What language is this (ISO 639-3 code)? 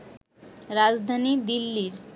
ben